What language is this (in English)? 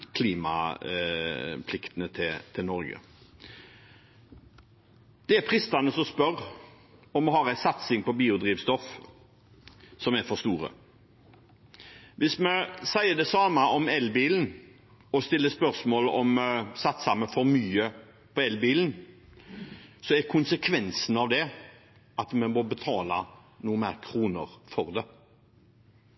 Norwegian Bokmål